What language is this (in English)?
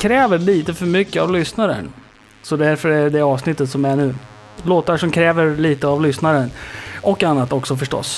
Swedish